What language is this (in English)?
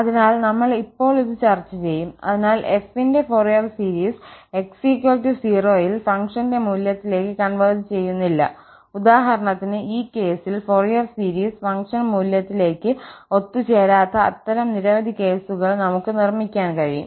Malayalam